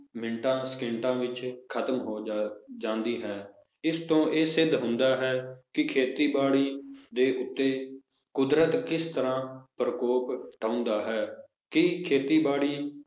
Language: Punjabi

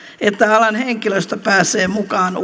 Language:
Finnish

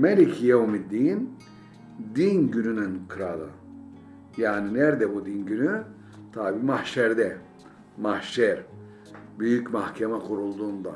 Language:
Turkish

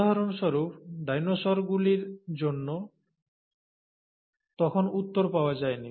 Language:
Bangla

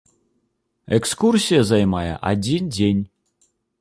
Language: Belarusian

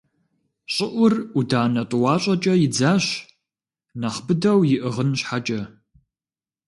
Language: Kabardian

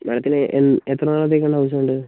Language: Malayalam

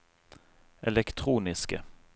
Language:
Norwegian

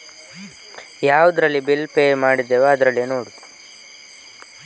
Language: Kannada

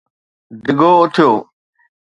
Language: Sindhi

